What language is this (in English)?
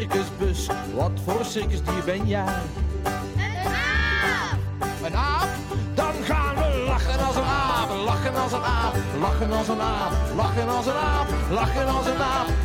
Dutch